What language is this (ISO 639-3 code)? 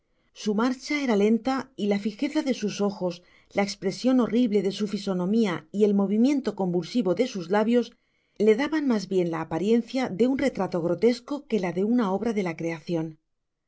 spa